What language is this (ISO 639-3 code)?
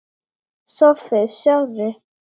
isl